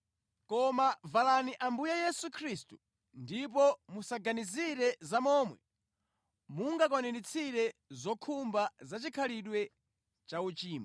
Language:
Nyanja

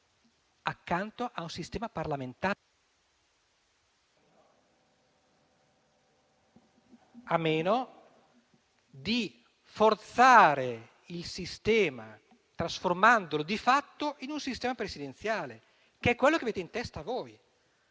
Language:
Italian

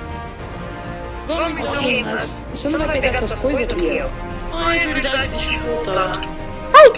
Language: Portuguese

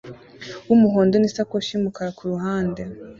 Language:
Kinyarwanda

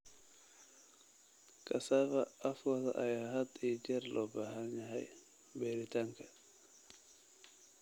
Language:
Somali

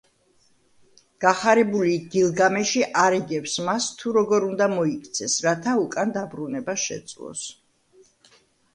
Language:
Georgian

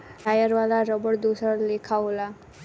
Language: Bhojpuri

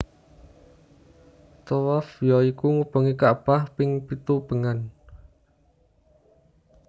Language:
Javanese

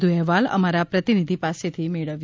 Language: Gujarati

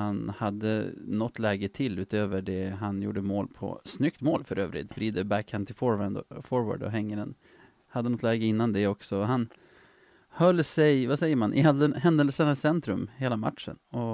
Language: Swedish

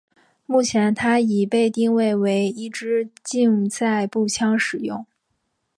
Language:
Chinese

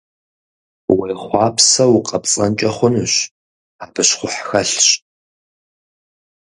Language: Kabardian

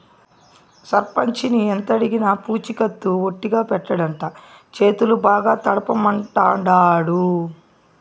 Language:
Telugu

